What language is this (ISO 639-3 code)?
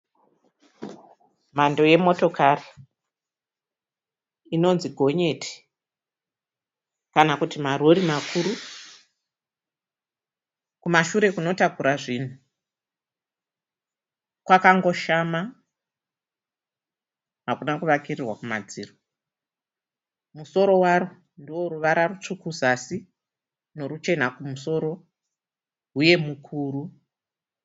sna